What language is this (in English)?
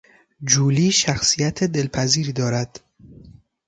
Persian